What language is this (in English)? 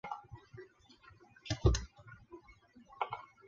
Chinese